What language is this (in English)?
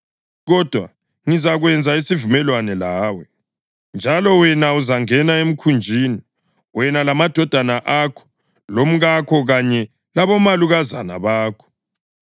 North Ndebele